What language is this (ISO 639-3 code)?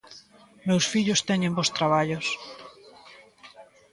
glg